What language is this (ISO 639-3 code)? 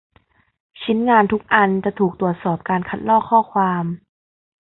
tha